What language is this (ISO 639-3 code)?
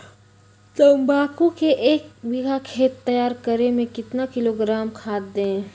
mag